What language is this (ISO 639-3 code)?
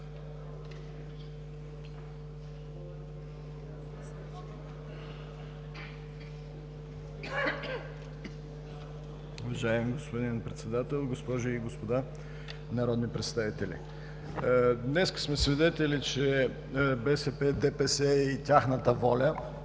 bul